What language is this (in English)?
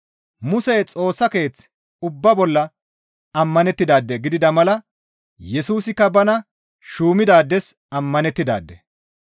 Gamo